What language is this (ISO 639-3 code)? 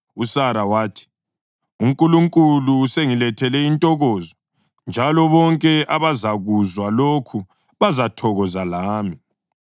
nde